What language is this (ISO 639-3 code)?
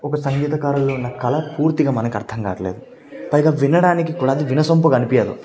tel